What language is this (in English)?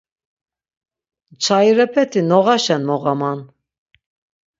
Laz